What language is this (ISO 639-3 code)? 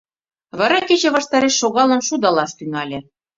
chm